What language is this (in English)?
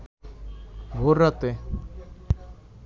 Bangla